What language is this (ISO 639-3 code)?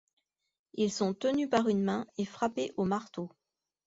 fra